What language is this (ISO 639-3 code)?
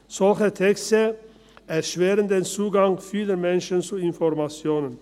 gsw